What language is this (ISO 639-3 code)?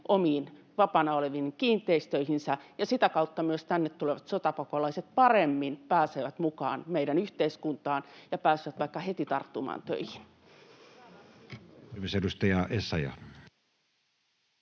fin